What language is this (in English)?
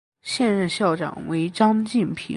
Chinese